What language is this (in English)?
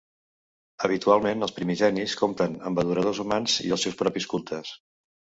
Catalan